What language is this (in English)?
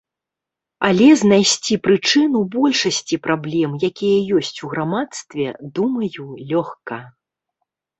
Belarusian